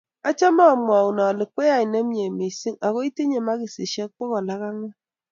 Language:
Kalenjin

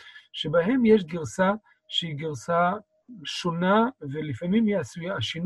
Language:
Hebrew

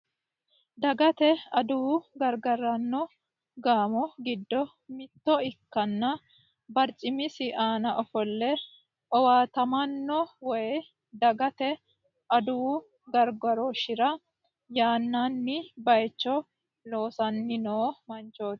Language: Sidamo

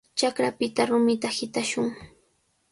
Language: Cajatambo North Lima Quechua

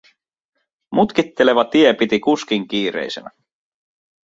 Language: Finnish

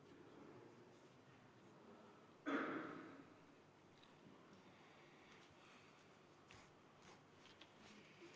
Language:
Estonian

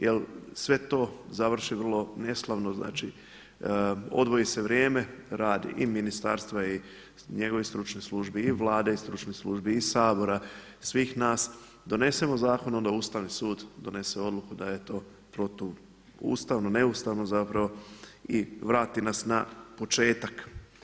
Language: Croatian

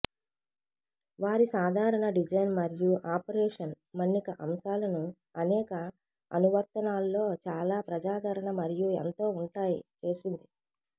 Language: Telugu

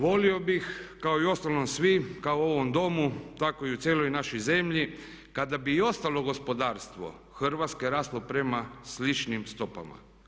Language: Croatian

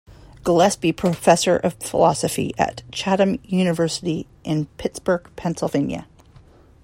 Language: English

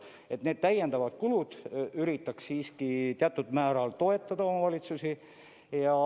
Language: Estonian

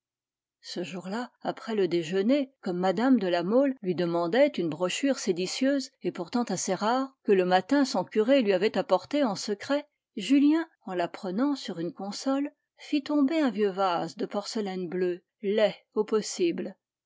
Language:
French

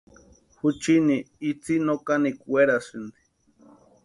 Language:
Western Highland Purepecha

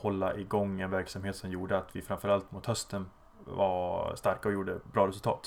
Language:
Swedish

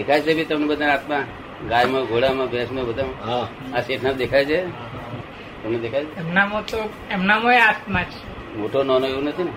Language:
Gujarati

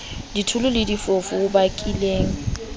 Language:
Southern Sotho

